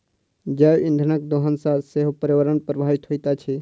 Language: Maithili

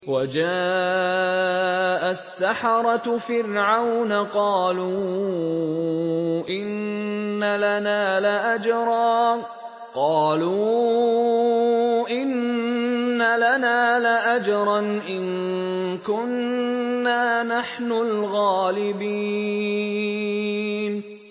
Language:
Arabic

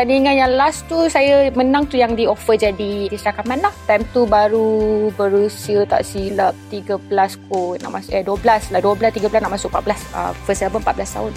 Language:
Malay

